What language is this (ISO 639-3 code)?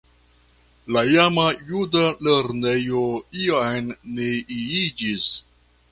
epo